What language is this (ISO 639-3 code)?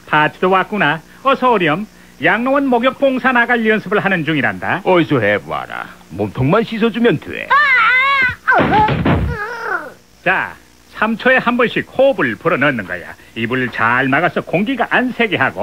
kor